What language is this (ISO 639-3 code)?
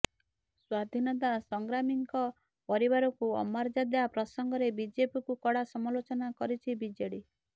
ori